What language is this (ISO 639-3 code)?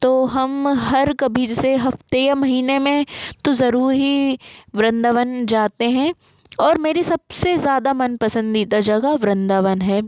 hin